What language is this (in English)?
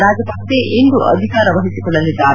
Kannada